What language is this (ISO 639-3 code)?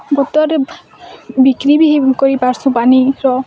ori